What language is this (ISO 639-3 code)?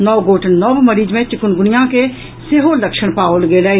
mai